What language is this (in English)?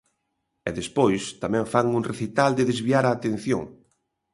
Galician